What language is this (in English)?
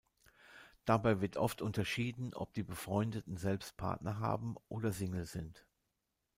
German